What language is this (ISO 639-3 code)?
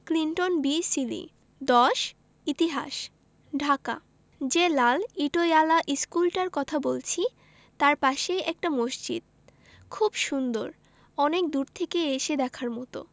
ben